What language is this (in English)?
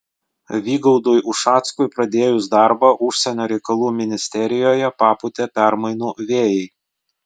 Lithuanian